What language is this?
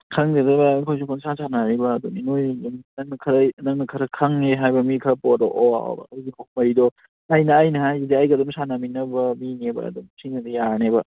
Manipuri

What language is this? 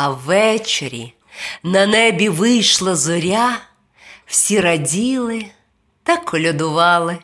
Ukrainian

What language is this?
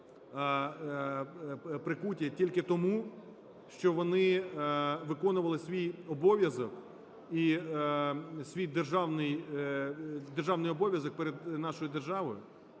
Ukrainian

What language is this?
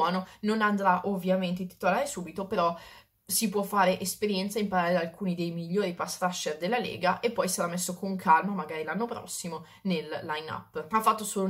Italian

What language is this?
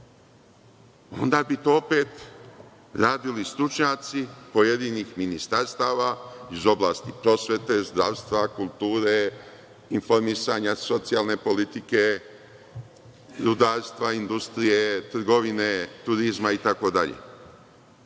Serbian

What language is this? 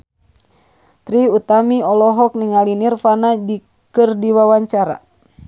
Sundanese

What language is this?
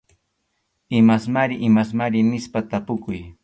Arequipa-La Unión Quechua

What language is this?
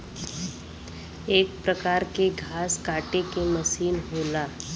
Bhojpuri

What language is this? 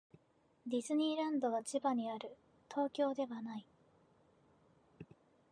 Japanese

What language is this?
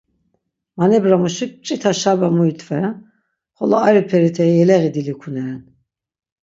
Laz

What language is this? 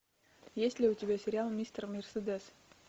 Russian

